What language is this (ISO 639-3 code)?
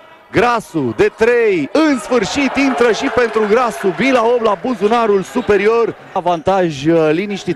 ron